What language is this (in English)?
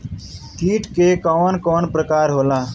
Bhojpuri